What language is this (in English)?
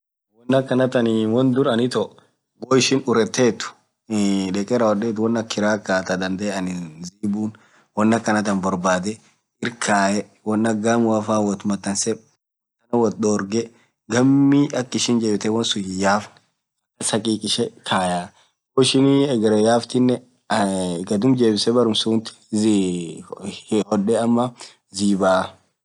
Orma